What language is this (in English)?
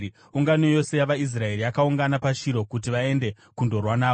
Shona